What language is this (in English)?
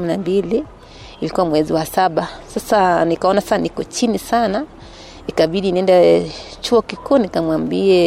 Swahili